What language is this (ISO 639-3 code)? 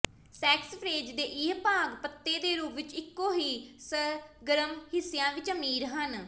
pan